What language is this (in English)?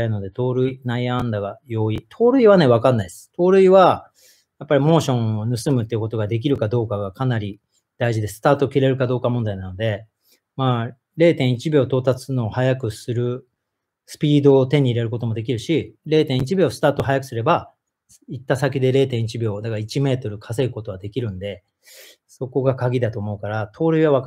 Japanese